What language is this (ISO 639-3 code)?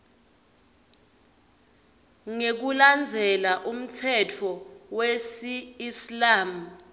ssw